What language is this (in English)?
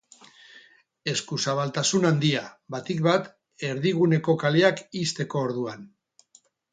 Basque